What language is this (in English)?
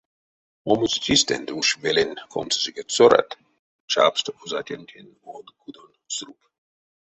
Erzya